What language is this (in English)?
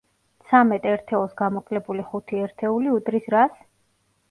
Georgian